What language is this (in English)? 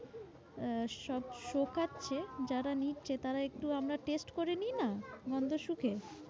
Bangla